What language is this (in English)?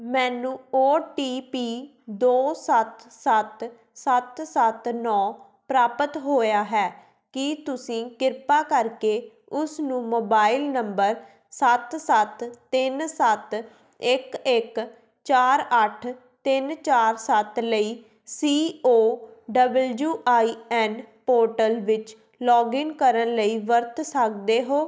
Punjabi